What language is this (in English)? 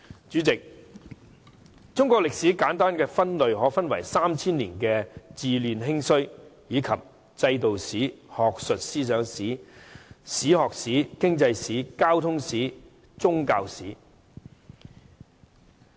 Cantonese